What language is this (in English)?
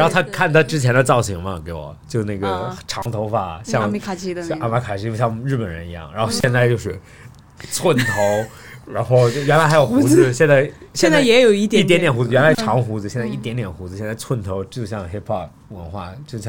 Chinese